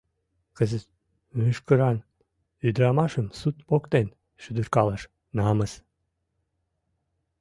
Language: Mari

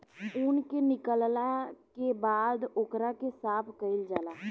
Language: Bhojpuri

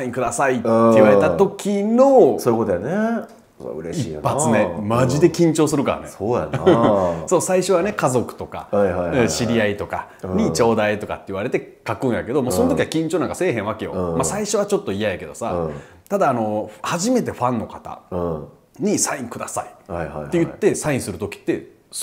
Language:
Japanese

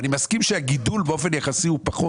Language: Hebrew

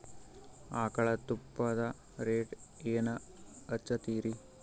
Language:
Kannada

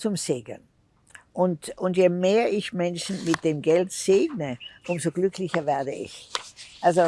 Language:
German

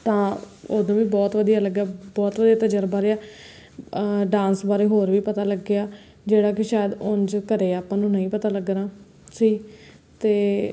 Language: Punjabi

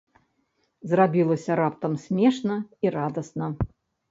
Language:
Belarusian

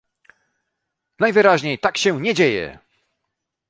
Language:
Polish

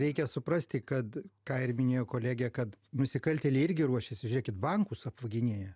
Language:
Lithuanian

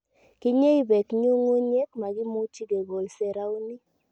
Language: Kalenjin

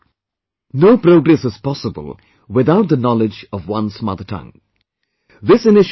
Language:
English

